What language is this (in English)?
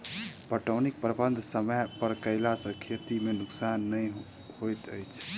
Maithili